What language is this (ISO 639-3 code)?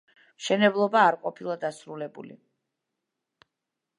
kat